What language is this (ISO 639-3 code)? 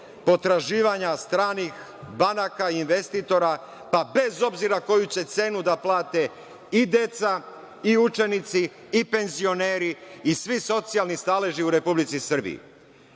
srp